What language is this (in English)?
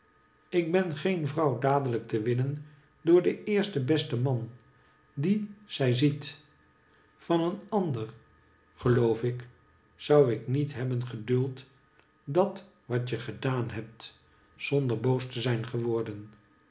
Dutch